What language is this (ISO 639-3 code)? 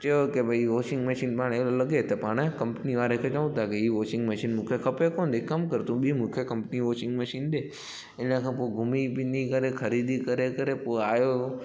snd